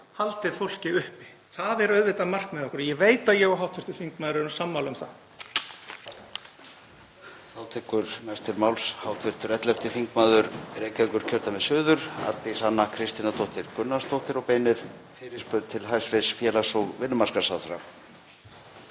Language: Icelandic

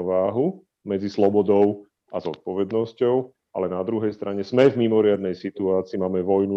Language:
Slovak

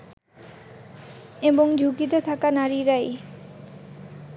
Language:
Bangla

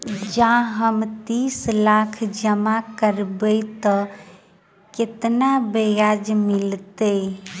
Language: Maithili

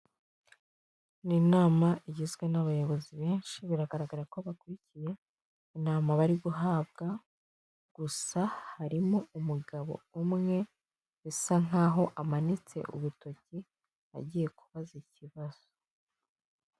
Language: Kinyarwanda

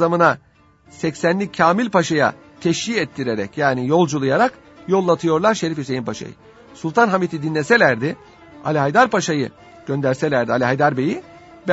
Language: Turkish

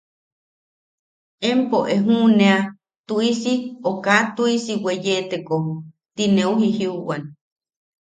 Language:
Yaqui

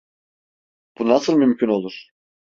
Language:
Turkish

